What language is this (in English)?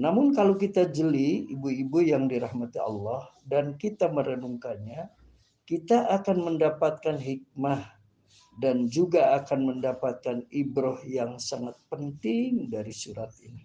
Indonesian